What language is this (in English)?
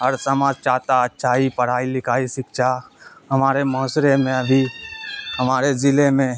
Urdu